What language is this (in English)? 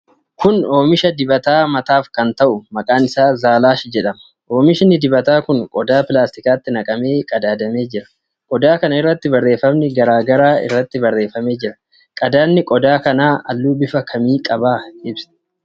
Oromo